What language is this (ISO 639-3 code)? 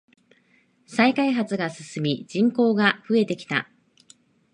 jpn